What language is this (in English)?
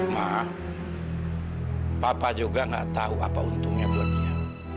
Indonesian